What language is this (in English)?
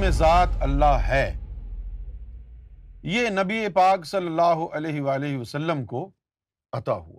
Urdu